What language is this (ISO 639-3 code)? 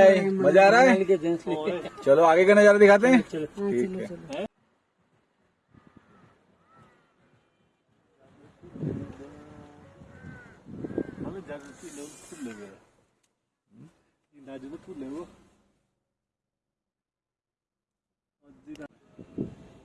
hin